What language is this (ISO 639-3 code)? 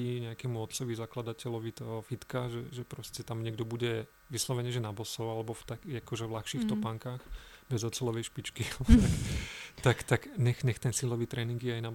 slk